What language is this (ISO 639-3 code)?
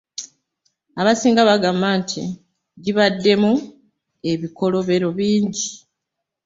lug